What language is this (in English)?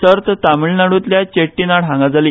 Konkani